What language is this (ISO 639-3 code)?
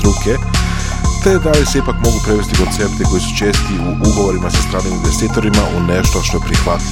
hrv